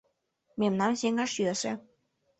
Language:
Mari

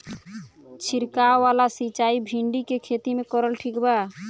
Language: Bhojpuri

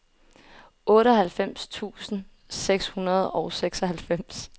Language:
Danish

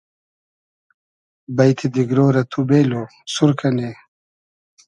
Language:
Hazaragi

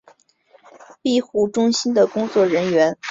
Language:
Chinese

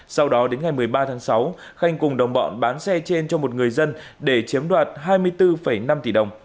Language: Vietnamese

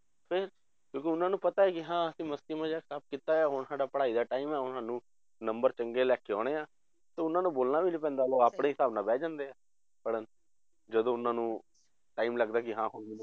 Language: Punjabi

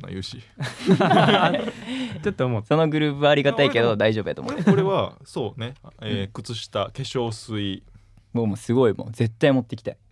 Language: Japanese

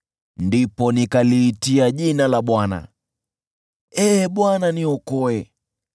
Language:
Swahili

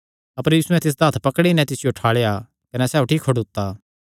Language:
Kangri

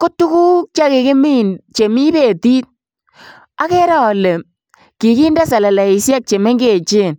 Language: Kalenjin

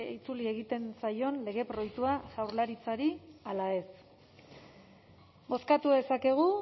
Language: Basque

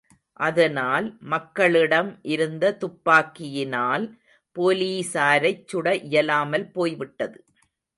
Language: Tamil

